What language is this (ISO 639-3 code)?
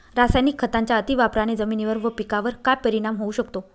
mar